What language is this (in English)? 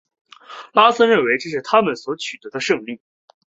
Chinese